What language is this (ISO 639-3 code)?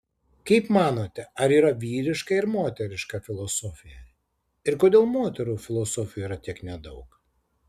lit